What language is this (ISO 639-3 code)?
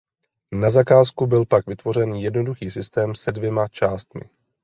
ces